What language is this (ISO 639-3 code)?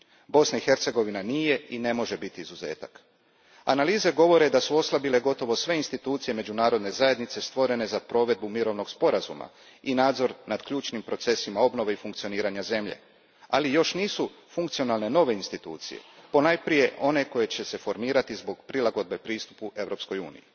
hrv